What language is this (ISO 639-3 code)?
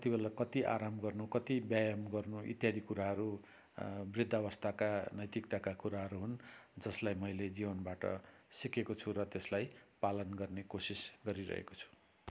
nep